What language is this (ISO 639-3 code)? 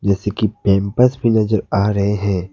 hin